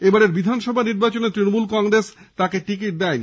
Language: Bangla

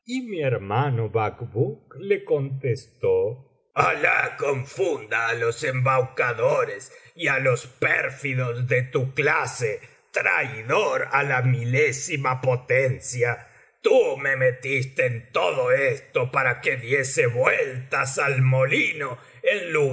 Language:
Spanish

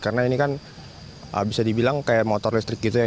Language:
Indonesian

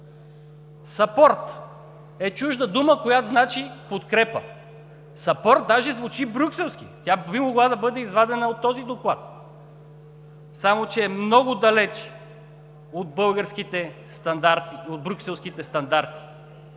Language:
Bulgarian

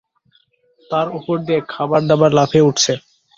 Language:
Bangla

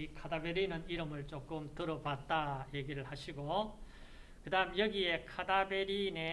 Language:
Korean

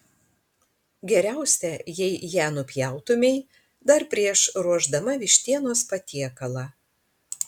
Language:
Lithuanian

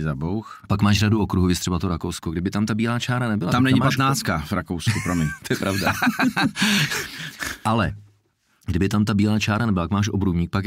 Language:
Czech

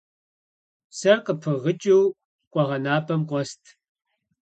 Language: Kabardian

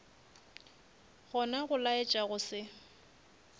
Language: Northern Sotho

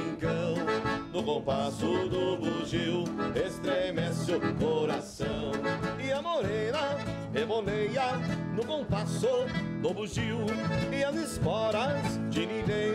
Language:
Portuguese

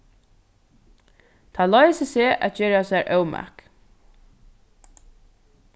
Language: Faroese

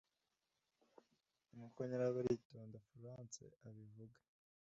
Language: Kinyarwanda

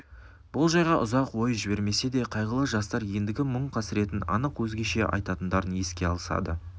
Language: Kazakh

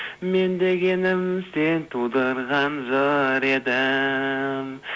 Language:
Kazakh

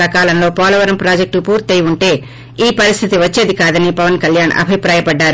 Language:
Telugu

